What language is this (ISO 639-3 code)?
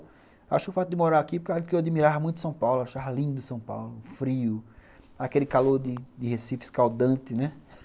por